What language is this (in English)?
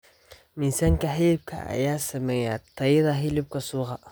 Somali